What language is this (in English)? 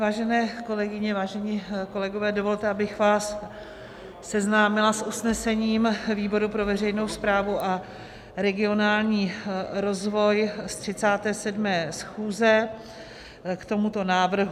Czech